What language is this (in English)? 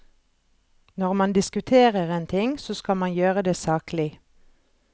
Norwegian